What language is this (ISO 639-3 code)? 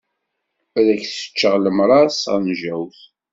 kab